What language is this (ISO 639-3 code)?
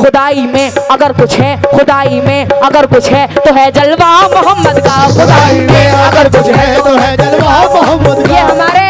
hin